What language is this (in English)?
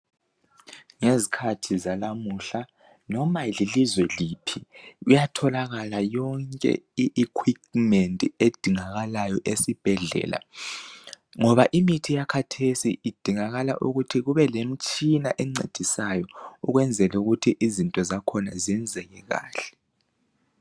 North Ndebele